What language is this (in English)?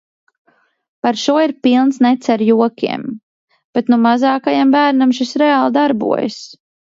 Latvian